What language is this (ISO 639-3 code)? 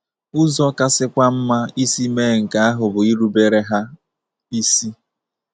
ibo